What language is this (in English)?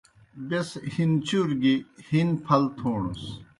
Kohistani Shina